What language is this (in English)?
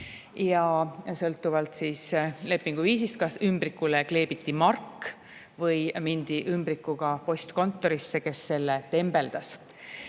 Estonian